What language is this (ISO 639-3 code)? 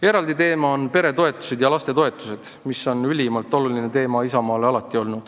est